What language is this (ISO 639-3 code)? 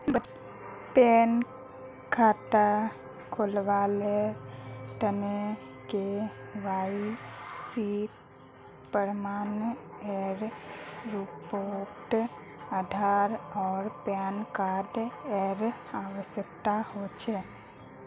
mag